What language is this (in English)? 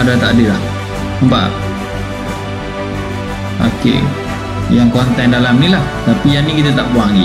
Malay